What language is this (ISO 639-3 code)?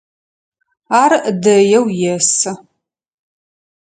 ady